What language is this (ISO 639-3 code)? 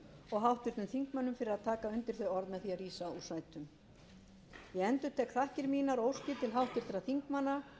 isl